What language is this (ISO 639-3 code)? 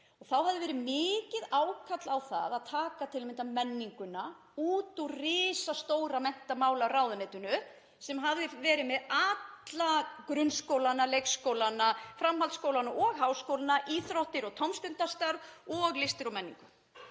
isl